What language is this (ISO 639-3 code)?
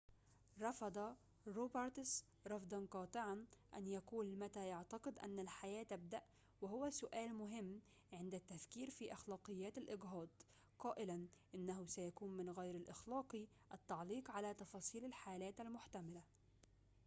ara